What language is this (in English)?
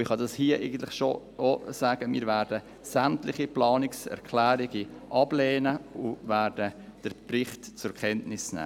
Swiss German